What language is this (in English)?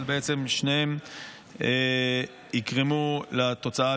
Hebrew